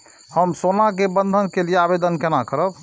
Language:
Maithili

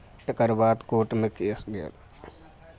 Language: Maithili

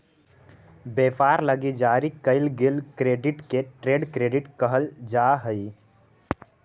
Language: Magahi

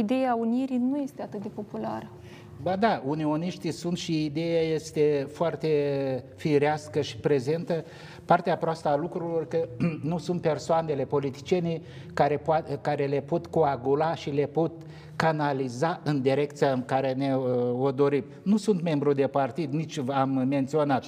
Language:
Romanian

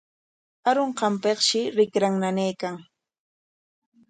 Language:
Corongo Ancash Quechua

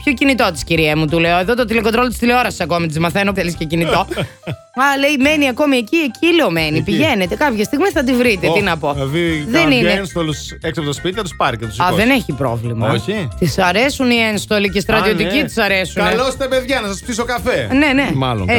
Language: Greek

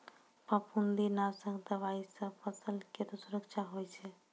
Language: Maithili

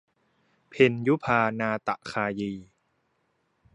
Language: Thai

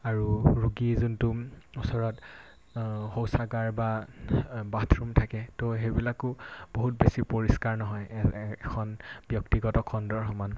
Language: Assamese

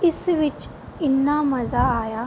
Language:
Punjabi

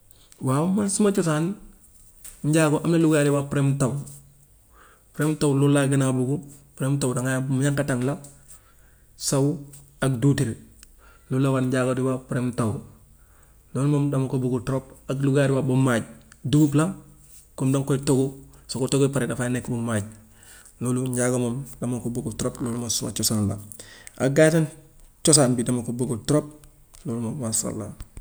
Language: Gambian Wolof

